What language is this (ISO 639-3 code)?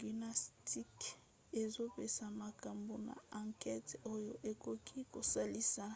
lin